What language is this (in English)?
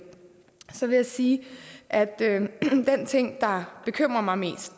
Danish